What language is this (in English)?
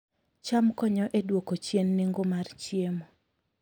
Luo (Kenya and Tanzania)